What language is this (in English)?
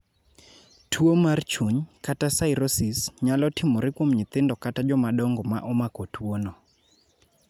Luo (Kenya and Tanzania)